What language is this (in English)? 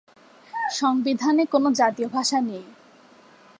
Bangla